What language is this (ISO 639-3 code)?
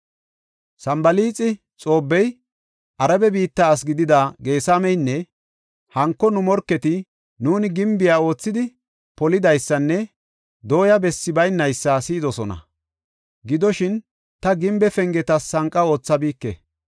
gof